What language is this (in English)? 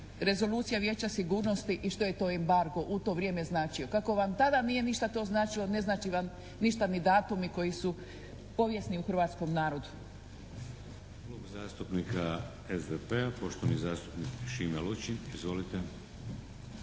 Croatian